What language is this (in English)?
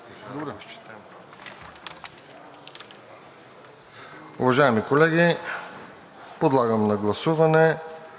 Bulgarian